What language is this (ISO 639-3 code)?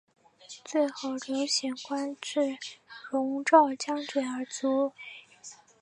zho